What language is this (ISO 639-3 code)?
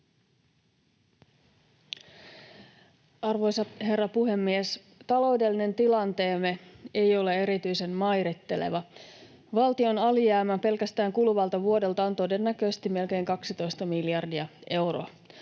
fin